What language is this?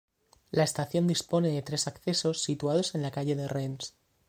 Spanish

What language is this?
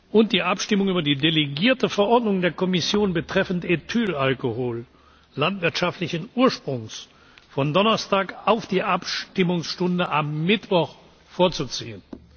German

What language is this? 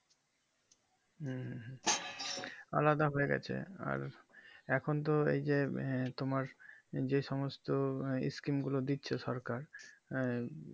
Bangla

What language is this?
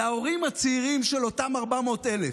Hebrew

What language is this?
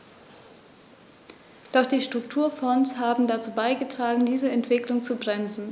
German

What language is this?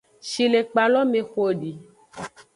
Aja (Benin)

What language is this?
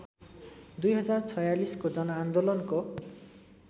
Nepali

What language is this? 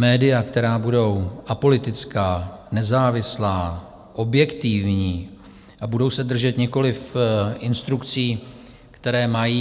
Czech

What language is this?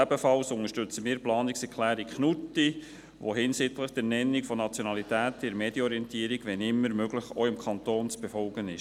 Swiss German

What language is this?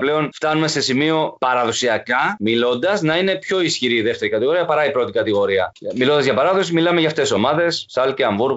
Greek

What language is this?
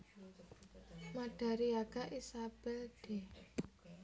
Javanese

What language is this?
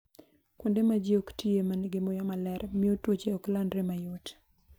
Luo (Kenya and Tanzania)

